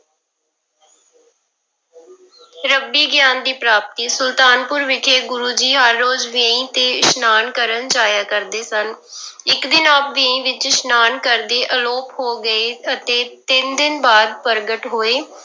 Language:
Punjabi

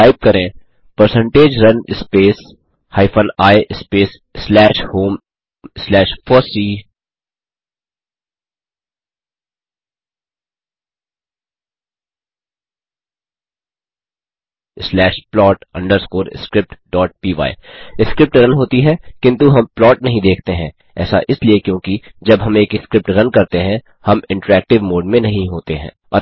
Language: Hindi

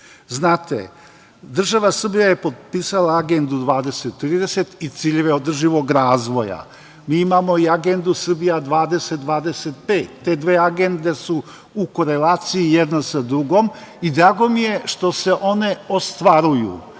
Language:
Serbian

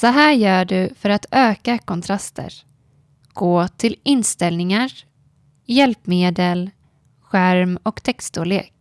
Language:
Swedish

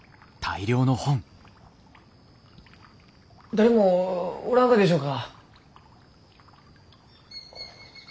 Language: Japanese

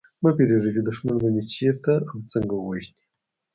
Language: Pashto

